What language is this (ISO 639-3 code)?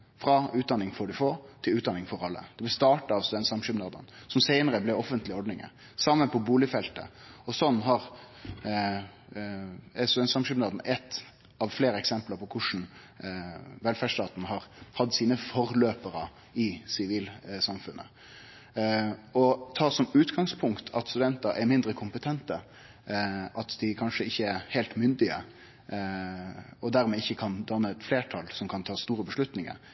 nno